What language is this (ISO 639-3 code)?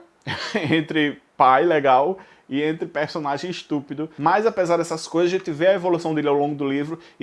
por